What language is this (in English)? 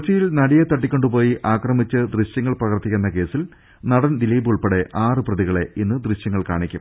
Malayalam